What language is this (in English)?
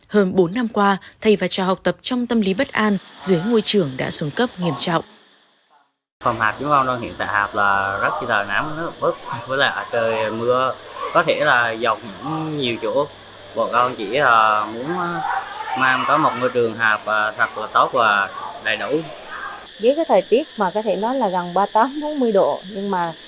Vietnamese